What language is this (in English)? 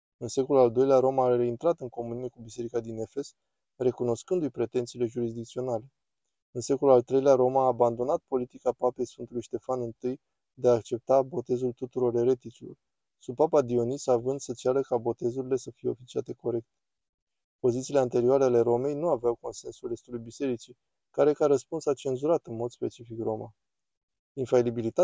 Romanian